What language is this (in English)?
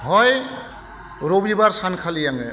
Bodo